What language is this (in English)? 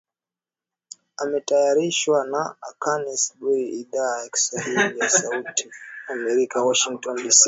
Swahili